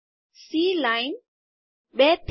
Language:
Gujarati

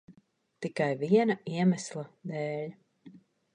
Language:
Latvian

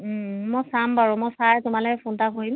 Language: Assamese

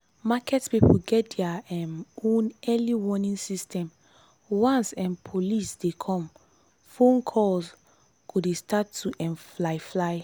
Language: Nigerian Pidgin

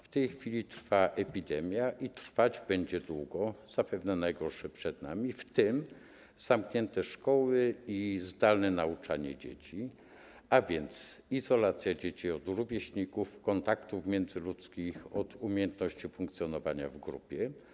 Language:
Polish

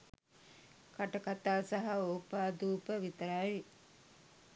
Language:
Sinhala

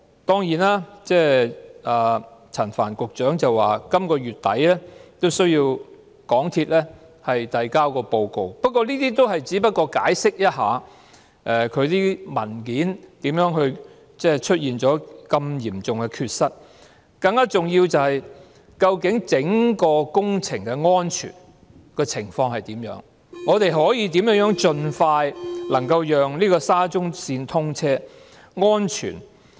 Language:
Cantonese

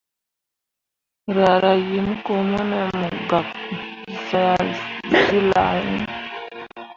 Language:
Mundang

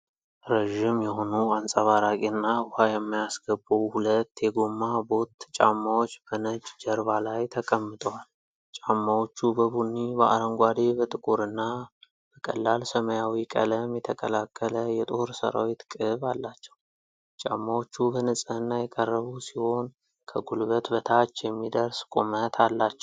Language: Amharic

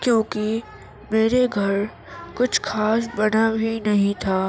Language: Urdu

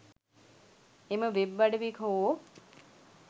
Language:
Sinhala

